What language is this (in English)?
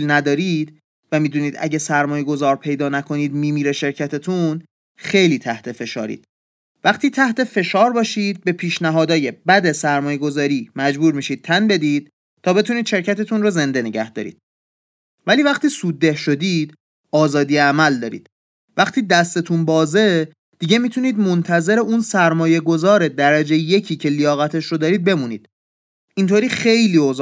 Persian